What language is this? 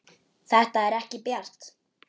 Icelandic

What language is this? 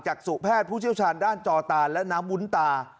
Thai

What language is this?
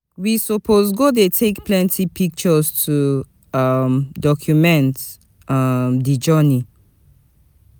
Nigerian Pidgin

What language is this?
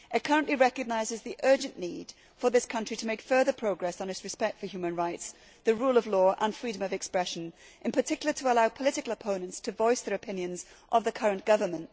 English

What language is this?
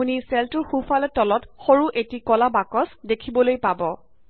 Assamese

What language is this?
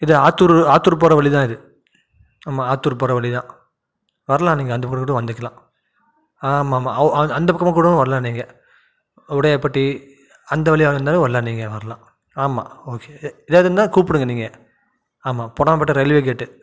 Tamil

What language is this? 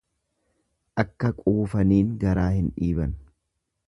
Oromo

